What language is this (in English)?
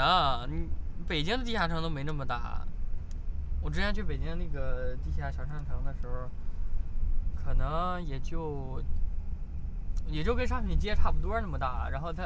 Chinese